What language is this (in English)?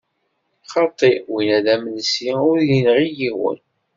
Kabyle